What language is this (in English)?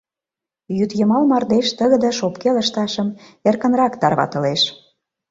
Mari